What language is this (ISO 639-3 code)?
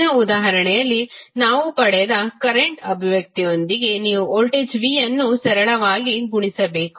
kan